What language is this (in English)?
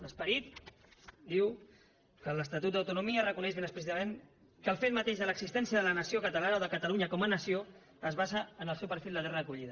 Catalan